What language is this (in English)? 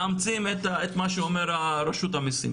Hebrew